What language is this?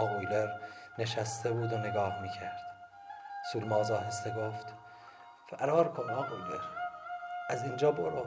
Persian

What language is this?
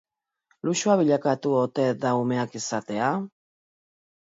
Basque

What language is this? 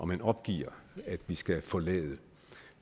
Danish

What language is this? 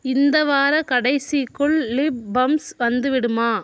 Tamil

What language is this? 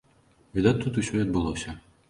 Belarusian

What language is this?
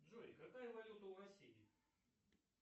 Russian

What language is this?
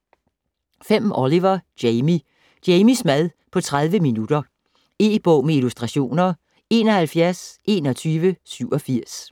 Danish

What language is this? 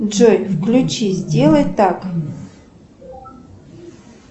Russian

